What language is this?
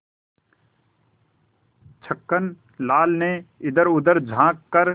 Hindi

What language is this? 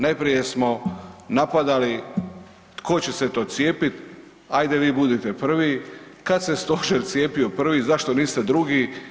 Croatian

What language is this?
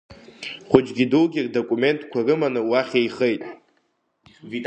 Abkhazian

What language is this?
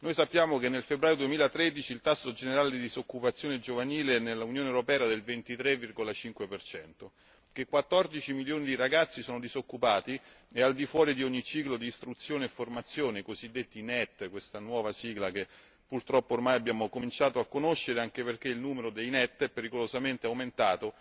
Italian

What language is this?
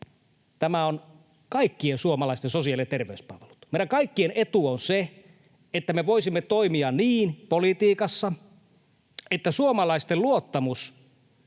Finnish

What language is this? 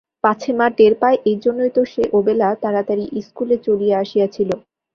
Bangla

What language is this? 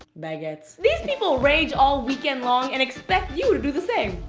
English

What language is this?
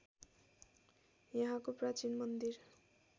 Nepali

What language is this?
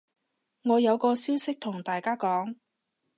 Cantonese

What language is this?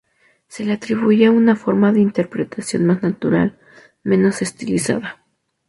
Spanish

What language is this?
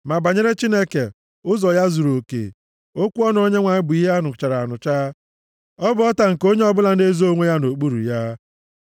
Igbo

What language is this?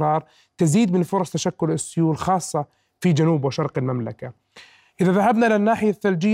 Arabic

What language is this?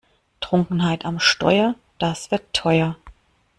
German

